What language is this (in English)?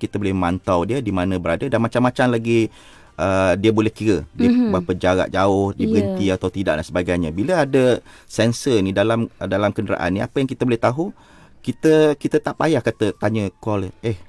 Malay